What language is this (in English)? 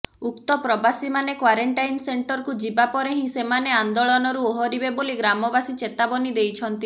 Odia